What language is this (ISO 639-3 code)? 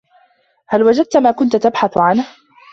ara